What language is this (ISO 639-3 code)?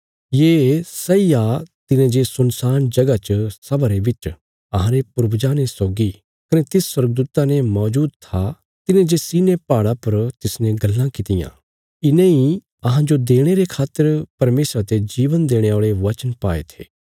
kfs